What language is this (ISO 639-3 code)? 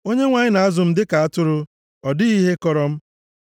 ibo